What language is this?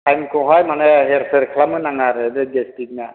Bodo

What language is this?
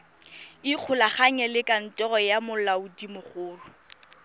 Tswana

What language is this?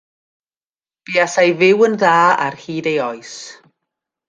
Welsh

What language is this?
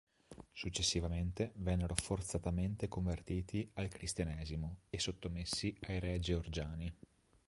Italian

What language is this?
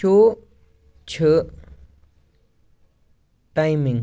Kashmiri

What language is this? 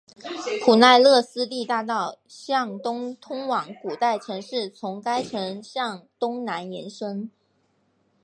Chinese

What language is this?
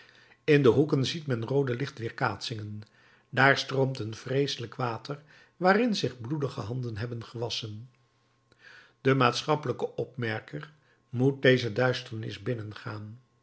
Dutch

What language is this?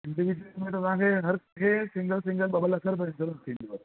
Sindhi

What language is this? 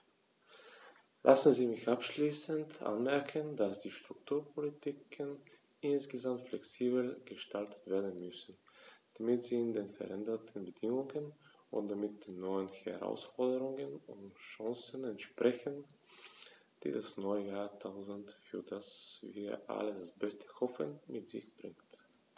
German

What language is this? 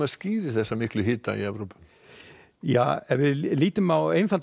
Icelandic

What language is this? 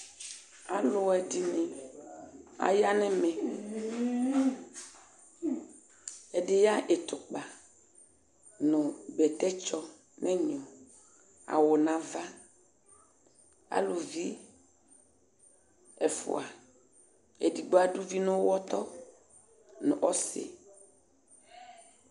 Ikposo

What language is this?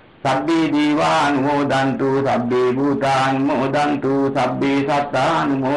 Thai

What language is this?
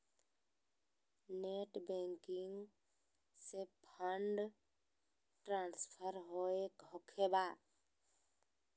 Magahi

